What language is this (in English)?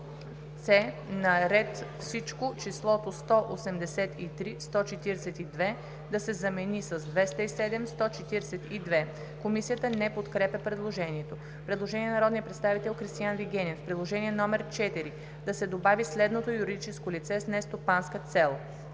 Bulgarian